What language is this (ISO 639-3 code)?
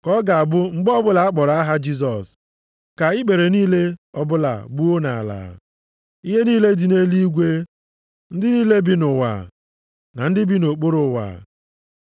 ibo